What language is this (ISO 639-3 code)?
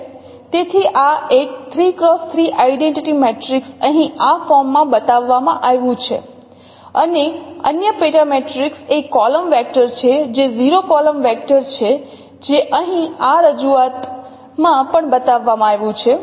guj